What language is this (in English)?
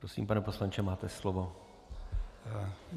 Czech